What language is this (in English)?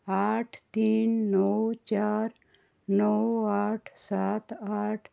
Konkani